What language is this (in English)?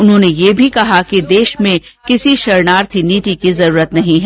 Hindi